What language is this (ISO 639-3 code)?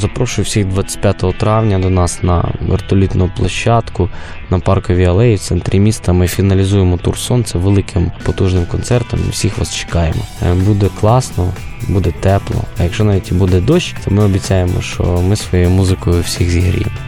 ukr